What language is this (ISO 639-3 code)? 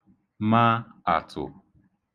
ibo